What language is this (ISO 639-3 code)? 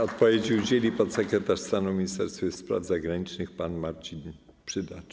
pol